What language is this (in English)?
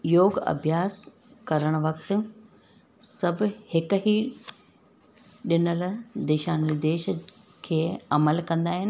Sindhi